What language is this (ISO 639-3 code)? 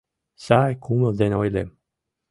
chm